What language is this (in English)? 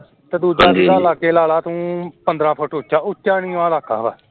Punjabi